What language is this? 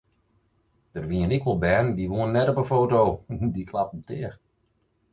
Western Frisian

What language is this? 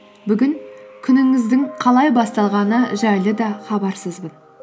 Kazakh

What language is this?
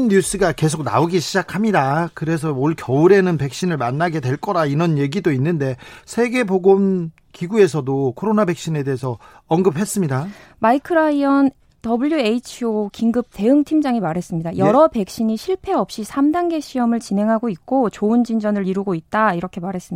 Korean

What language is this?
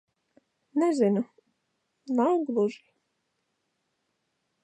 Latvian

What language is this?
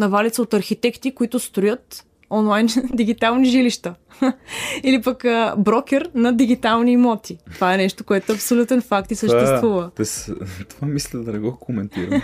Bulgarian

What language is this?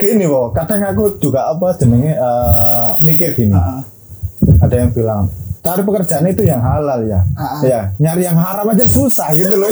Indonesian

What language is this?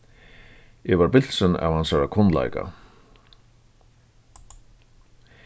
Faroese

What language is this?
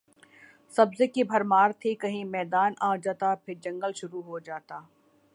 Urdu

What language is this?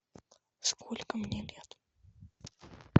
Russian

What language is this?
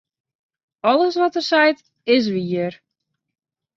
Western Frisian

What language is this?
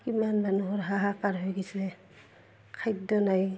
Assamese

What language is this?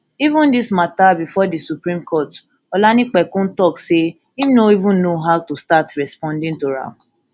Nigerian Pidgin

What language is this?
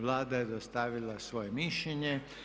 Croatian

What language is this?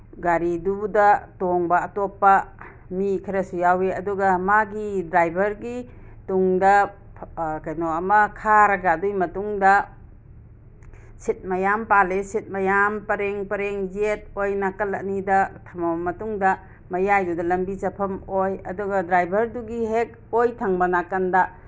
Manipuri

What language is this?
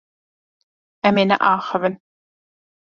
Kurdish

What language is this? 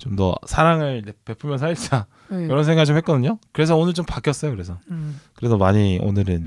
Korean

